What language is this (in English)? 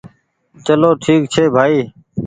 Goaria